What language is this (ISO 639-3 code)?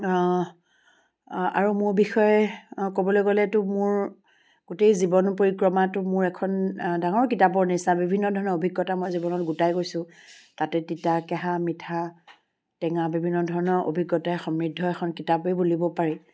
asm